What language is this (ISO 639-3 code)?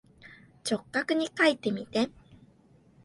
jpn